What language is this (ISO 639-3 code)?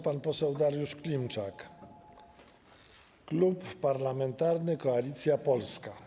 pol